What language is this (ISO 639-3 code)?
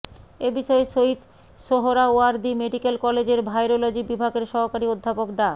ben